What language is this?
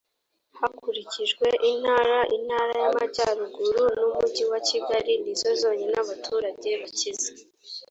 Kinyarwanda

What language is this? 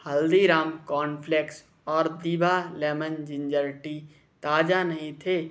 Hindi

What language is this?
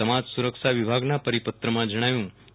Gujarati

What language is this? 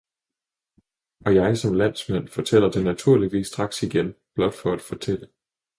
Danish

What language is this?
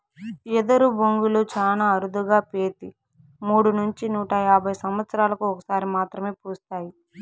Telugu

